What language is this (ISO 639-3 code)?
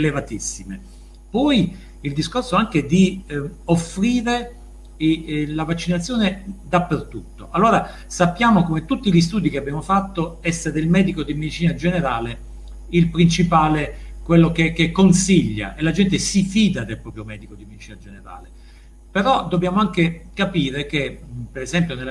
ita